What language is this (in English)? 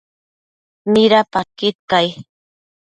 Matsés